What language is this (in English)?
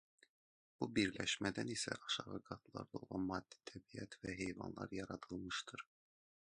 Azerbaijani